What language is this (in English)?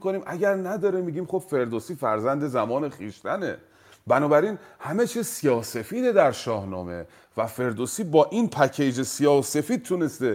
Persian